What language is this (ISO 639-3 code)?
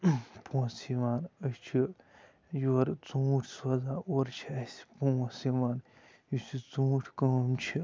kas